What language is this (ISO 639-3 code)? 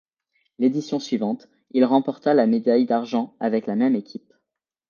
fra